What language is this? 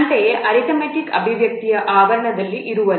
Kannada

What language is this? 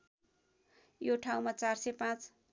Nepali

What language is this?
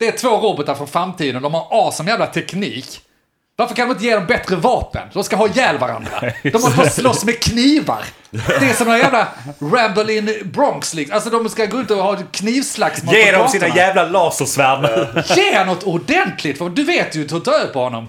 Swedish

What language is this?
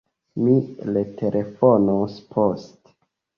Esperanto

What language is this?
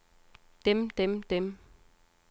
Danish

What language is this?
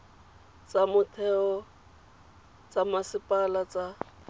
Tswana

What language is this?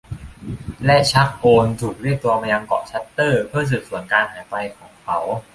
Thai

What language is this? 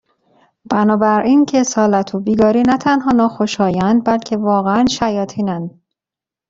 Persian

